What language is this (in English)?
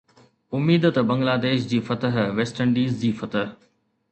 Sindhi